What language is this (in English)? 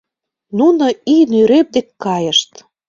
Mari